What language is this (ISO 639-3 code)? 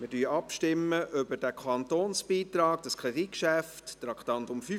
gsw